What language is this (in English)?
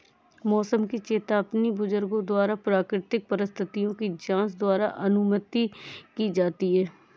Hindi